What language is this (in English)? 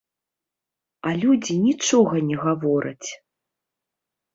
Belarusian